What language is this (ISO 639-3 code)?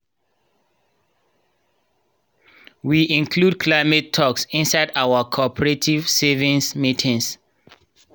pcm